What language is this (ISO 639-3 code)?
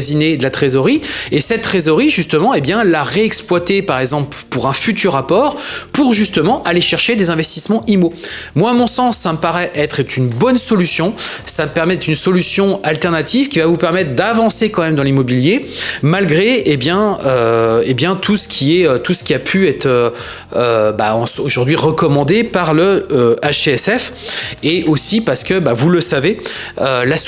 fra